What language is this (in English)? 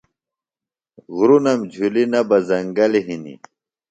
Phalura